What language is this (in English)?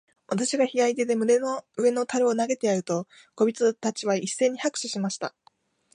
Japanese